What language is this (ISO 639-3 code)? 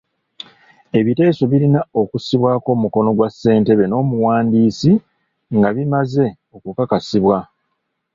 lug